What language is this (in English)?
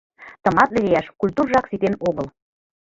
Mari